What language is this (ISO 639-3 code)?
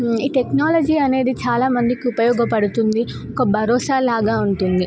tel